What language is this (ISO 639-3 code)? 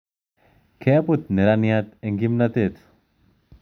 kln